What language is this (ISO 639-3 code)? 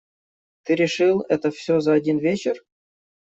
rus